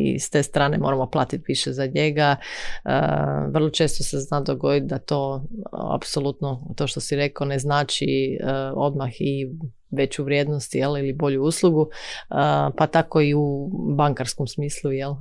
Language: Croatian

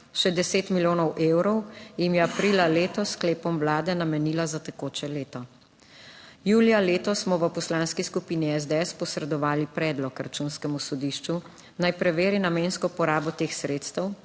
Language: Slovenian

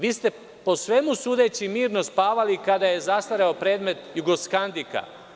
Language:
Serbian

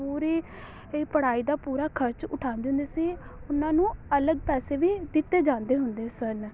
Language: Punjabi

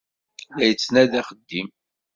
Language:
Kabyle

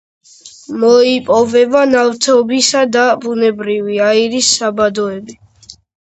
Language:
Georgian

